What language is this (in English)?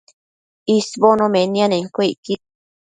Matsés